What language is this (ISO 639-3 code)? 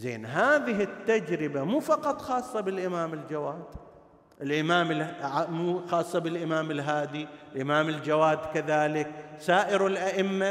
ara